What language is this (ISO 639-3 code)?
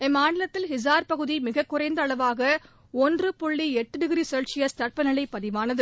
tam